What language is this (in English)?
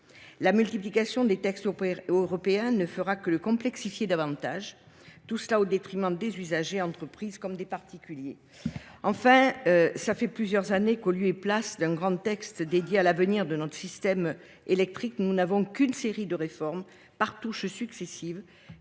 French